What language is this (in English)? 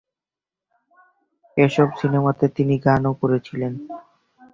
Bangla